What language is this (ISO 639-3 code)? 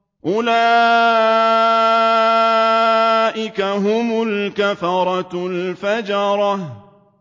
ara